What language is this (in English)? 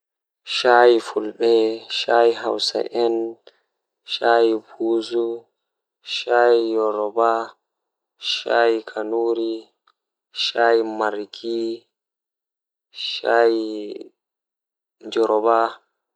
Fula